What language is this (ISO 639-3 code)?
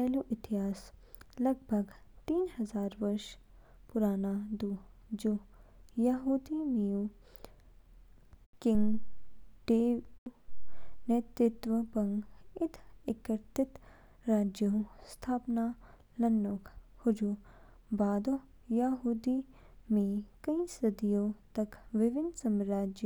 kfk